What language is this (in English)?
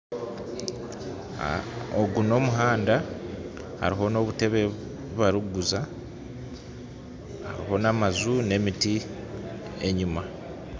Nyankole